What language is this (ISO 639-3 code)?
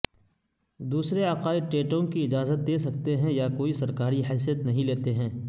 urd